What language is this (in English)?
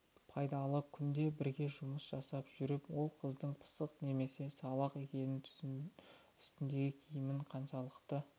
Kazakh